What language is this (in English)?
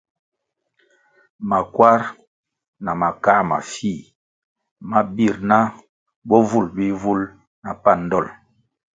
Kwasio